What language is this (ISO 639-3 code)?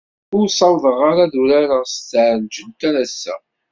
kab